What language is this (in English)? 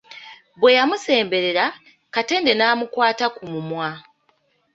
Ganda